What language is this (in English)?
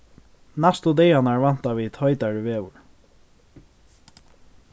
Faroese